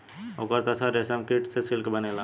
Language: Bhojpuri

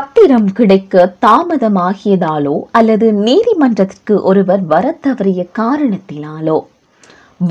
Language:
Tamil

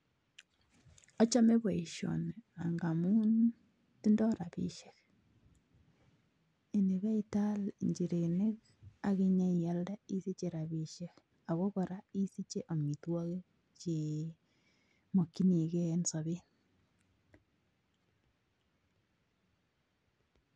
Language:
Kalenjin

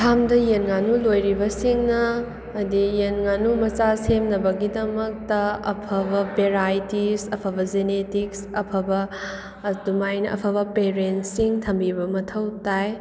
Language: Manipuri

